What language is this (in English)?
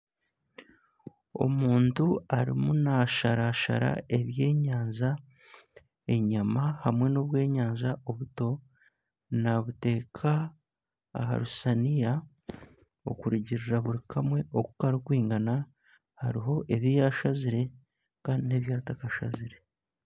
Nyankole